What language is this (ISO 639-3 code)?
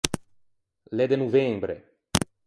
lij